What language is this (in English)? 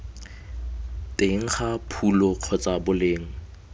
Tswana